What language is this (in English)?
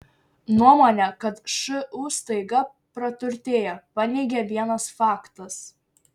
Lithuanian